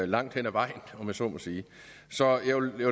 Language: Danish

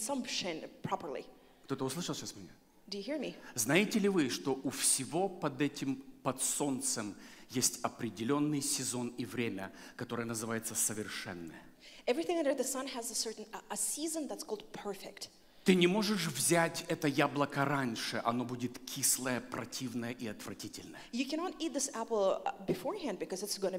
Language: Russian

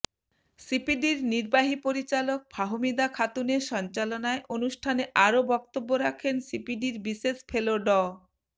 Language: Bangla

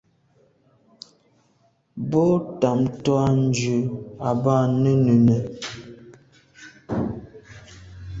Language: Medumba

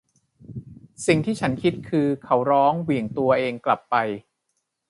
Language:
Thai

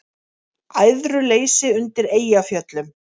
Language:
Icelandic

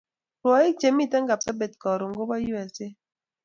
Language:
Kalenjin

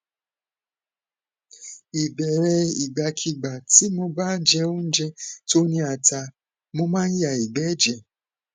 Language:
Yoruba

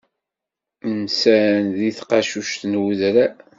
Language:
Kabyle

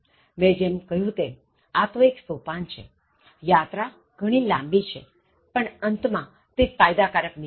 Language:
Gujarati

